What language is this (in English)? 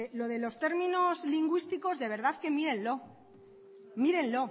Spanish